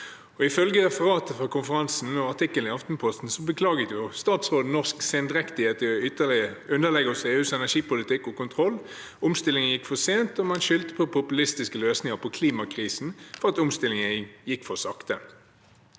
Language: Norwegian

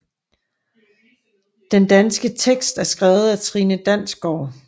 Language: Danish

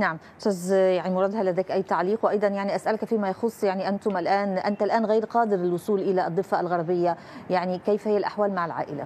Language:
Arabic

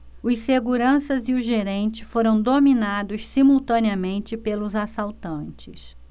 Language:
Portuguese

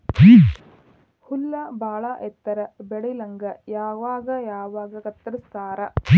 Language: Kannada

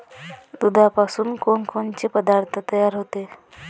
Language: Marathi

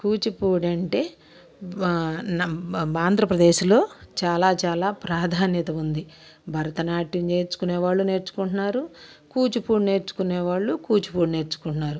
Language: Telugu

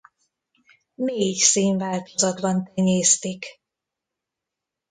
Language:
Hungarian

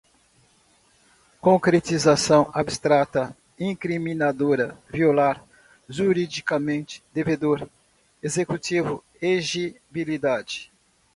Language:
Portuguese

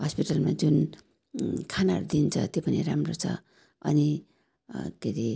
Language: Nepali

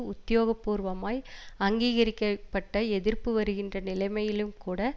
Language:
Tamil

